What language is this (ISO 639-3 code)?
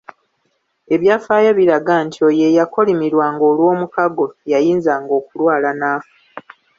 lug